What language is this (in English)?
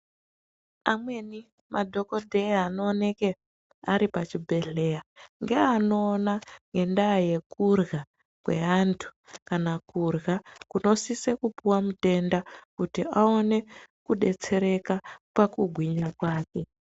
Ndau